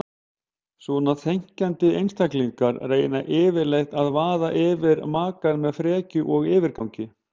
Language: Icelandic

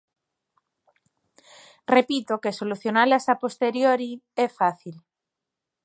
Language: Galician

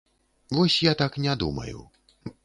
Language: Belarusian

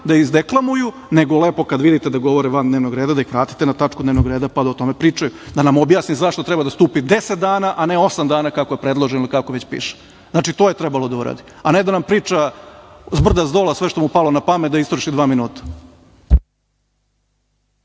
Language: Serbian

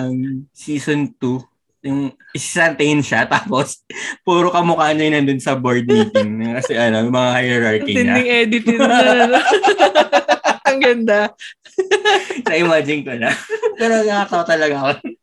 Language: Filipino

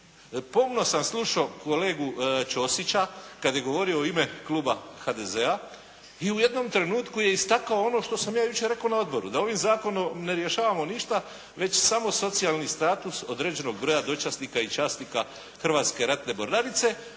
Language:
Croatian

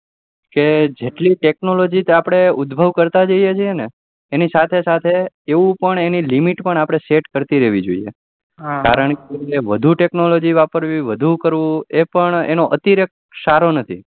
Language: Gujarati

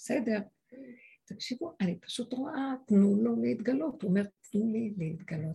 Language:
Hebrew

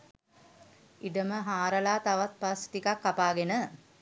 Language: Sinhala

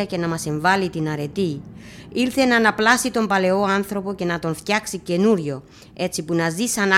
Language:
Greek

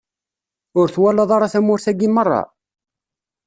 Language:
Kabyle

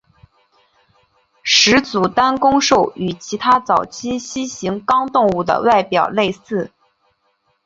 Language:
Chinese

